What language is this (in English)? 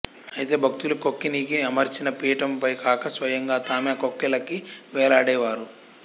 Telugu